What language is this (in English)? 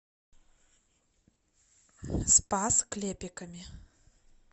Russian